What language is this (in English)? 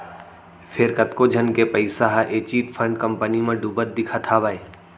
Chhattisgarhi